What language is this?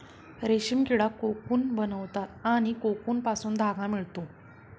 Marathi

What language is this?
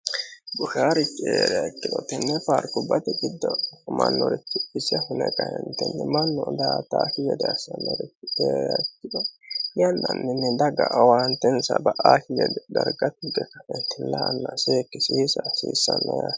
Sidamo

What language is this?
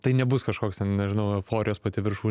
Lithuanian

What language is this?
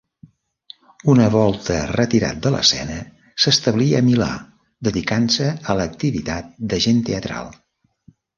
Catalan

